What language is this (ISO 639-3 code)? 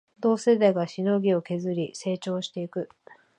jpn